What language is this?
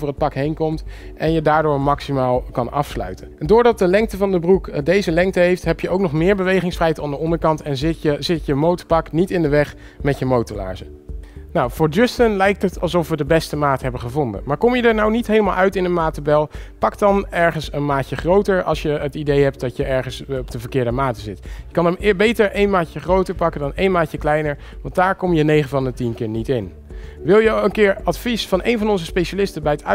Dutch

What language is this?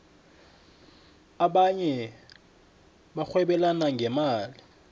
South Ndebele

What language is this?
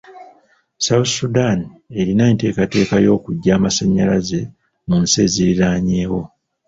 Ganda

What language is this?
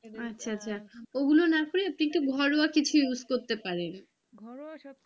Bangla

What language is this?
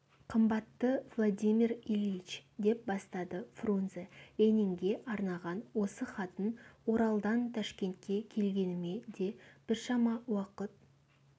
Kazakh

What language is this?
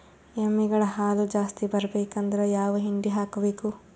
Kannada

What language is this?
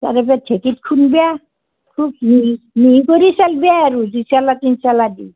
Assamese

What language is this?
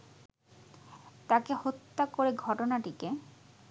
Bangla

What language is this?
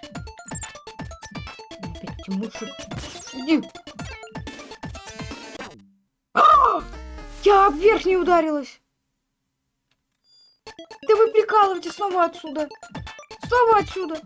Russian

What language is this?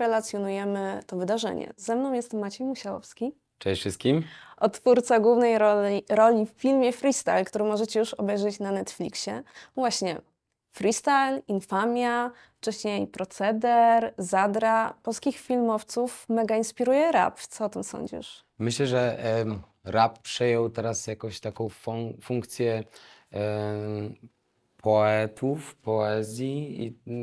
Polish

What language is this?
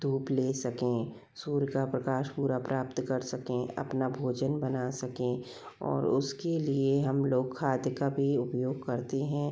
Hindi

